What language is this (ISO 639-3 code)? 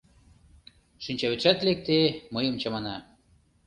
chm